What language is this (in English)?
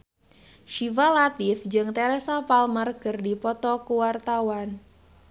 Sundanese